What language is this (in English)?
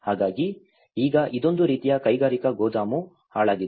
Kannada